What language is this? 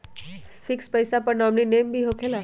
Magahi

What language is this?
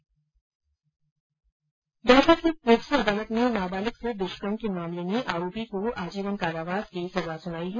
Hindi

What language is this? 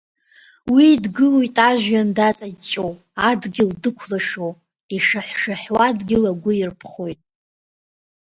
Abkhazian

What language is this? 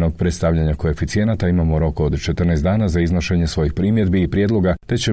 Croatian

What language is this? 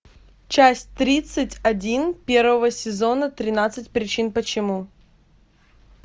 Russian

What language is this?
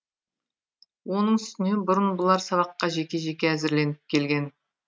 Kazakh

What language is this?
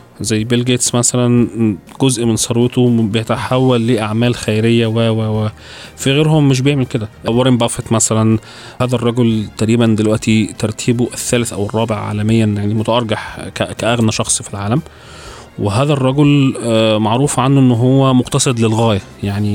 Arabic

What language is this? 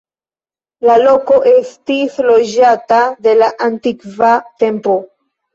Esperanto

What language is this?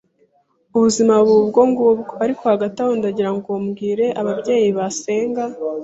Kinyarwanda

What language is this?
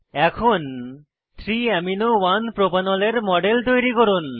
Bangla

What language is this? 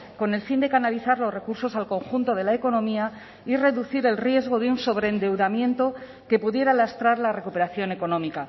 Spanish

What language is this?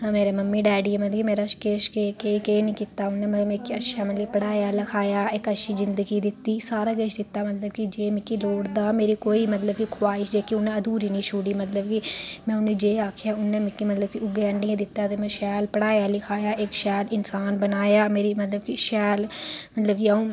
Dogri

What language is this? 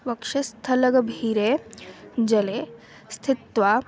Sanskrit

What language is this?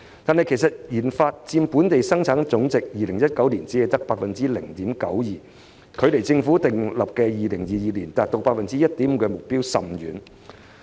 Cantonese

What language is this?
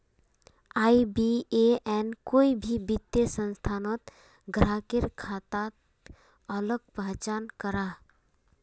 Magahi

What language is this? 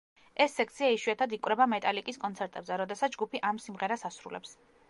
Georgian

